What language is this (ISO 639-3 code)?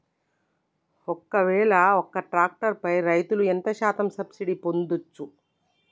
tel